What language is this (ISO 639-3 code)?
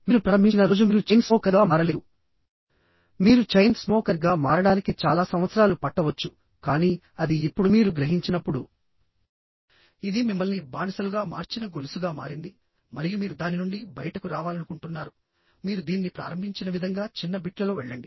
tel